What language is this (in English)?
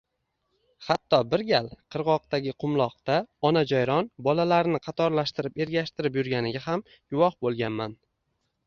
Uzbek